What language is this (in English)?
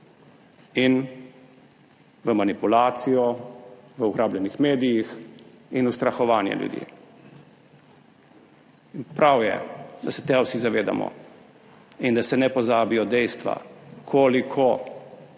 Slovenian